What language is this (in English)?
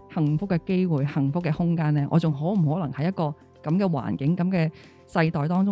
Chinese